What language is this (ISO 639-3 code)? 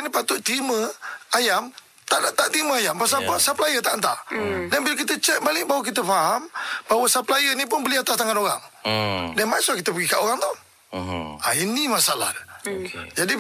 msa